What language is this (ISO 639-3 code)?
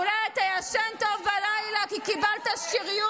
heb